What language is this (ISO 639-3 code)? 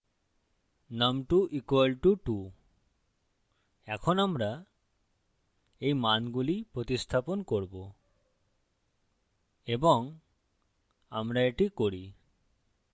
ben